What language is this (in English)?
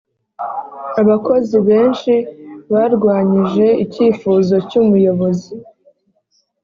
Kinyarwanda